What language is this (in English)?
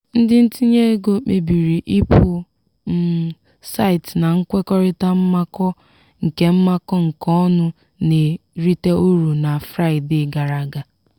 Igbo